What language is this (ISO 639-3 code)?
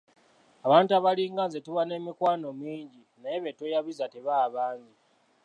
lug